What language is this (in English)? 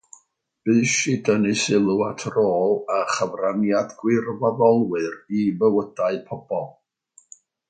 Welsh